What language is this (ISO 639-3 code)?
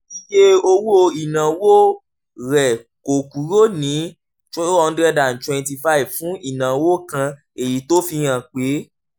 yor